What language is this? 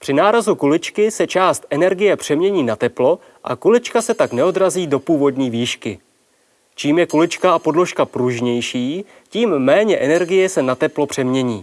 Czech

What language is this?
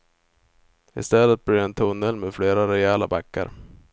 Swedish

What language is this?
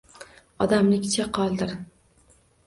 Uzbek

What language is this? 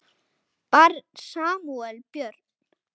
Icelandic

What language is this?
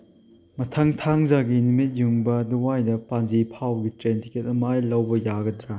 Manipuri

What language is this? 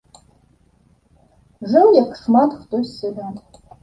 Belarusian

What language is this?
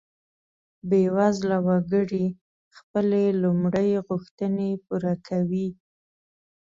Pashto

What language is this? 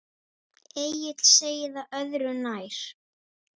Icelandic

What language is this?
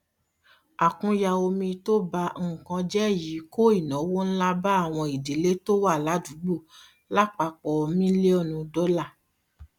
Yoruba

